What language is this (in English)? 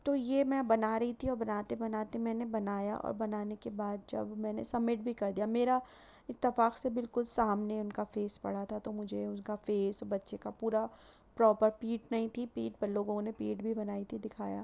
Urdu